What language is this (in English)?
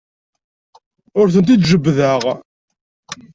Kabyle